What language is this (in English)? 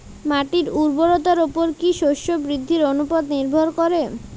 Bangla